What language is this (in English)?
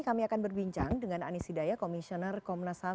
Indonesian